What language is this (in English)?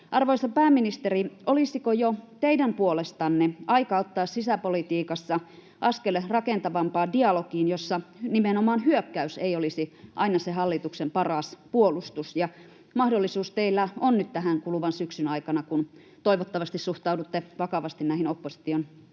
Finnish